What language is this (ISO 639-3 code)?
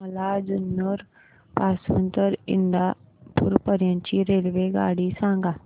mar